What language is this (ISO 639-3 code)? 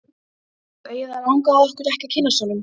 isl